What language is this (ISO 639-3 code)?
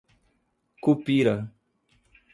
por